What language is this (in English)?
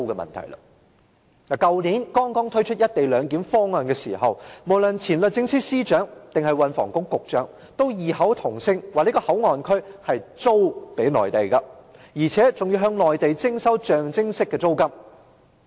Cantonese